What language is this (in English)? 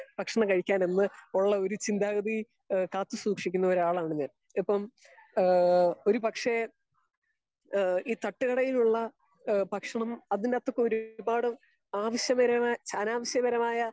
Malayalam